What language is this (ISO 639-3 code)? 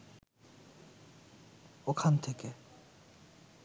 ben